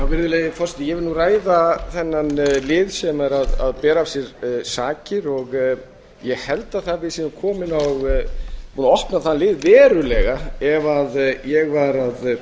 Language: Icelandic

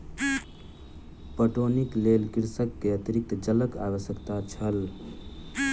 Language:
Maithili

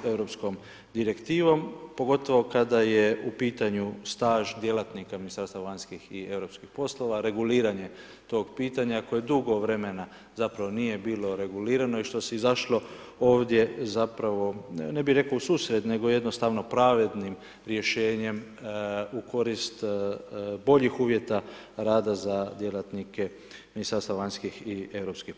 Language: Croatian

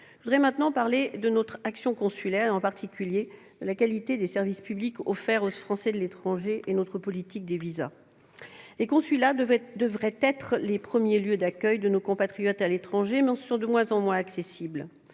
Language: French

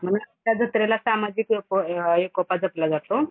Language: Marathi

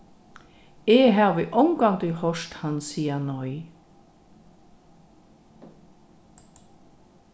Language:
Faroese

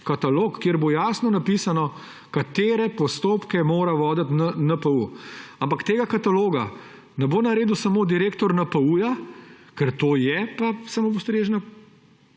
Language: Slovenian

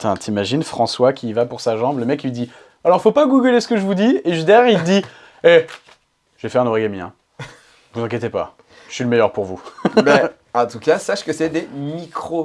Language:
French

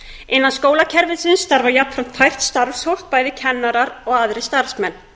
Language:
Icelandic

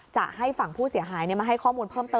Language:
Thai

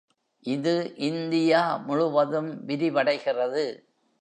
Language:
Tamil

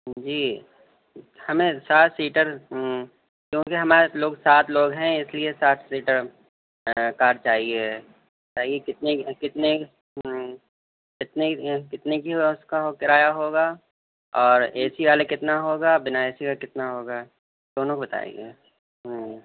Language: Urdu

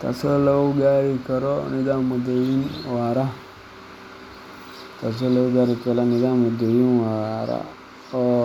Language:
Somali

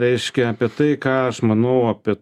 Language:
Lithuanian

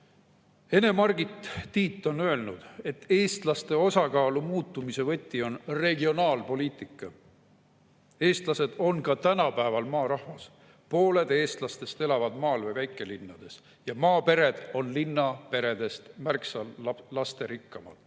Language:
Estonian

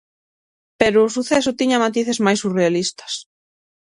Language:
Galician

